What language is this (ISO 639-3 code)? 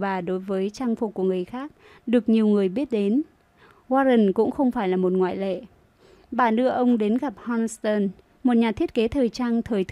vie